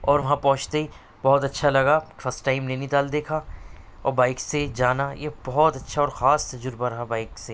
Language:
Urdu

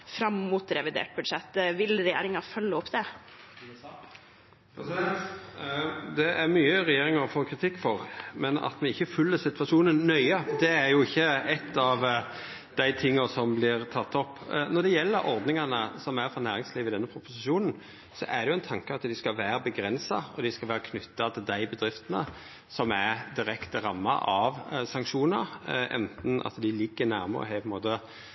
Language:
Norwegian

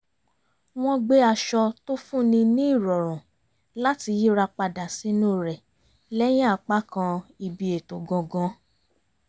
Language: Yoruba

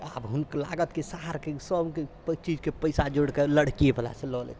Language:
Maithili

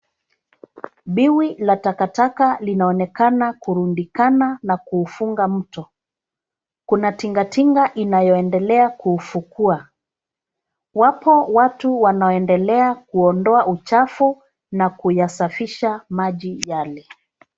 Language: Swahili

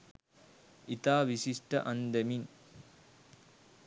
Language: Sinhala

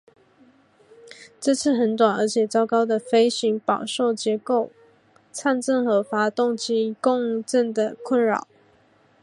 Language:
Chinese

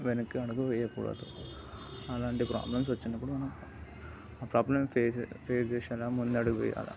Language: Telugu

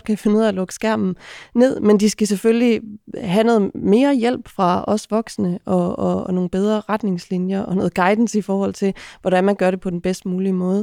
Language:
Danish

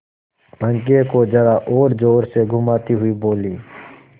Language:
Hindi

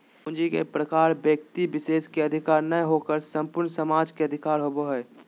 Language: Magahi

